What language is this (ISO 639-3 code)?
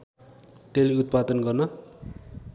nep